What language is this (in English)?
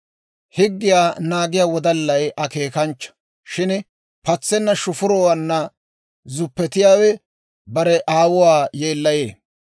Dawro